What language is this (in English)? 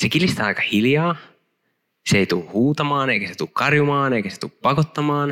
Finnish